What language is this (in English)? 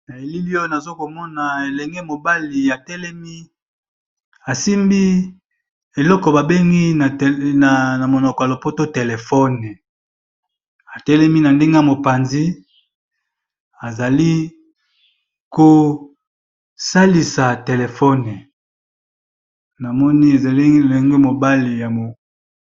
Lingala